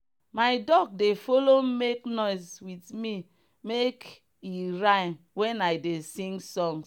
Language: Nigerian Pidgin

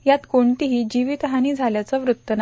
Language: Marathi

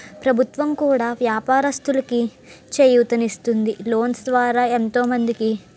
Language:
Telugu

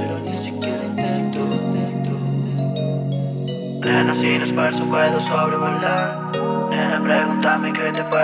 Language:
Italian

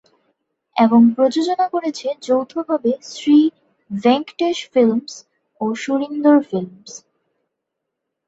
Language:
Bangla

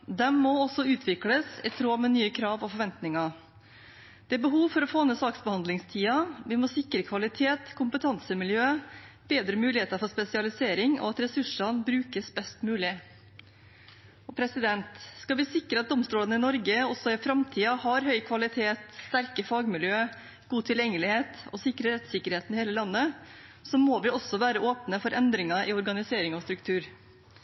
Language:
Norwegian Bokmål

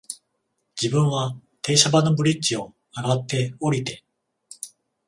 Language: Japanese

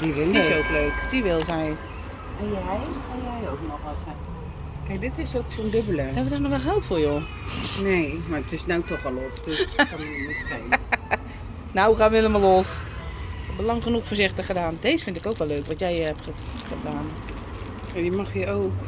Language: Dutch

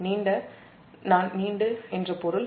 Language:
Tamil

